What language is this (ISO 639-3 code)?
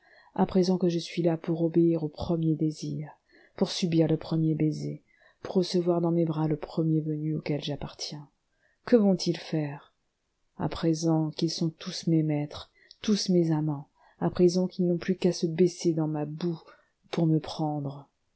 fra